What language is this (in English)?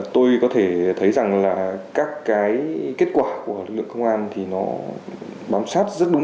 Vietnamese